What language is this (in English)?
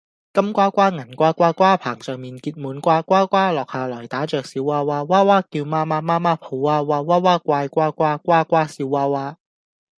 Cantonese